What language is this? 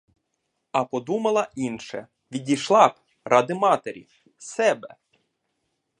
Ukrainian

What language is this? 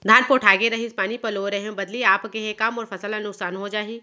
Chhattisgarhi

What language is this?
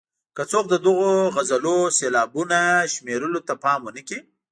Pashto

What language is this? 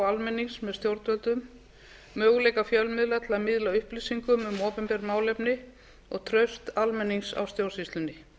Icelandic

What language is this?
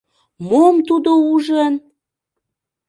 Mari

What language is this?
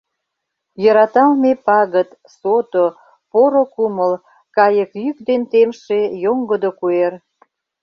Mari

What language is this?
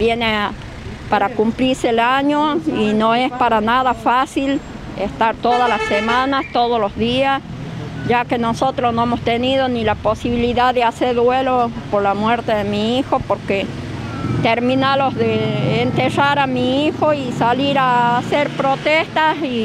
Spanish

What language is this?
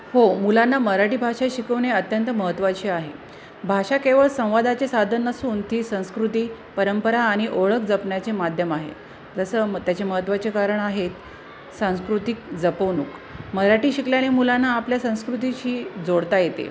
Marathi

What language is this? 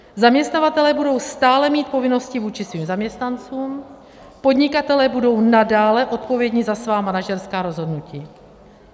Czech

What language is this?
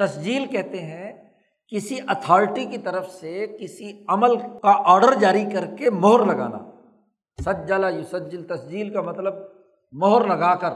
Urdu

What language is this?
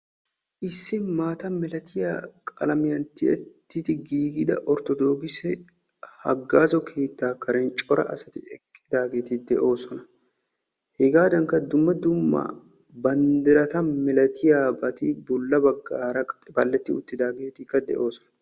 Wolaytta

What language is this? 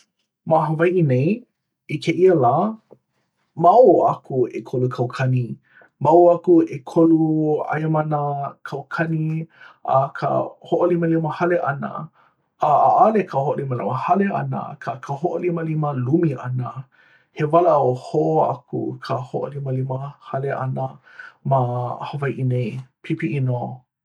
Hawaiian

